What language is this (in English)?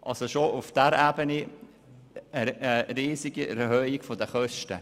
Swiss German